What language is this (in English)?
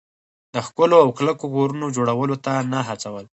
Pashto